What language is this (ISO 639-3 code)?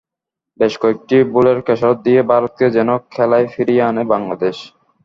ben